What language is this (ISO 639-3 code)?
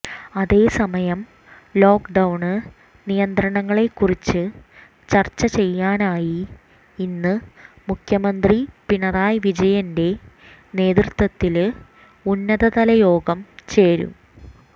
mal